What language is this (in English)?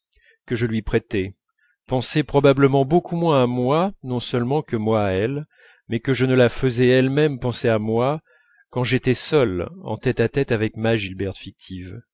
French